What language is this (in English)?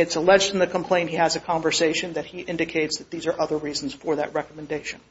English